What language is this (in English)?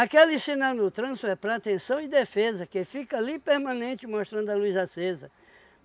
Portuguese